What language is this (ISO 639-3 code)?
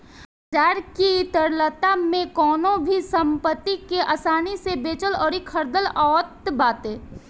bho